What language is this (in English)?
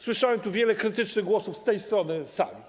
Polish